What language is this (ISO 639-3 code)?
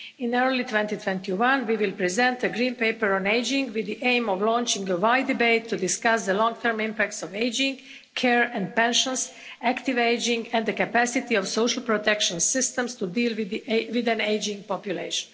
eng